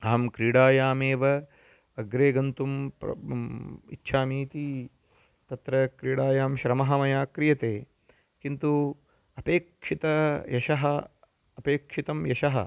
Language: Sanskrit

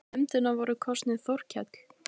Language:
Icelandic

